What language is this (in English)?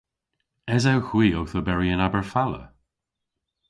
Cornish